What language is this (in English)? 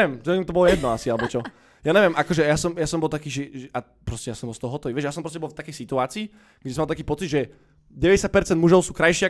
Slovak